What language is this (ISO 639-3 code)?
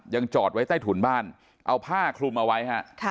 tha